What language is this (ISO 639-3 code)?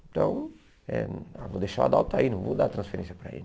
por